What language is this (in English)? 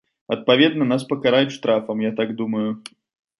Belarusian